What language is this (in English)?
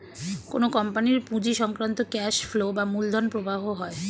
Bangla